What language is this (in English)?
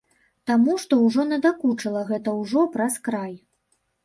Belarusian